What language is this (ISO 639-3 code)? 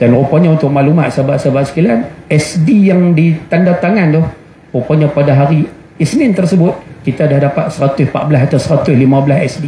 msa